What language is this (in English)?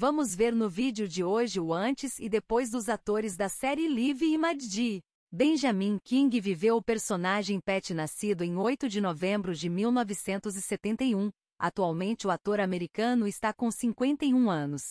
Portuguese